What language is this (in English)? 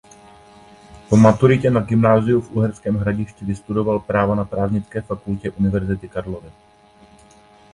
Czech